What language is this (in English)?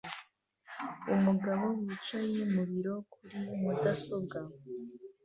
Kinyarwanda